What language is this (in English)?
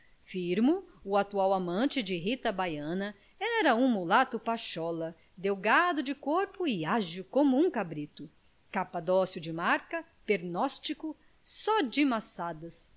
Portuguese